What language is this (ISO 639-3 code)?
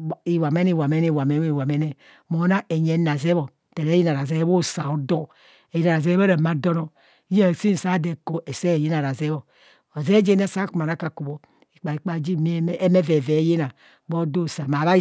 bcs